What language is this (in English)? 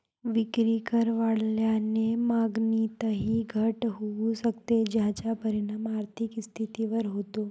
Marathi